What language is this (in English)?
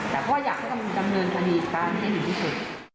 Thai